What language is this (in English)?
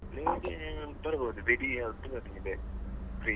Kannada